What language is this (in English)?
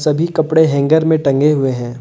Hindi